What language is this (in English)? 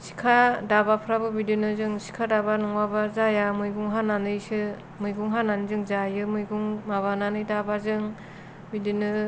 Bodo